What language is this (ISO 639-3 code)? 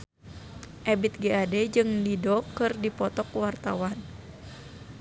sun